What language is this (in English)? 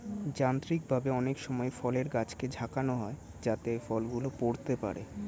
Bangla